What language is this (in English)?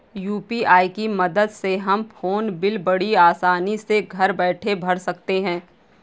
Hindi